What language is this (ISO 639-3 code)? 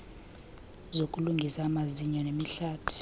xho